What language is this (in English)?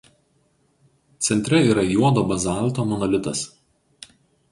Lithuanian